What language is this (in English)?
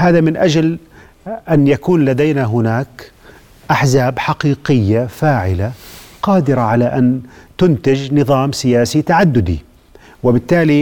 Arabic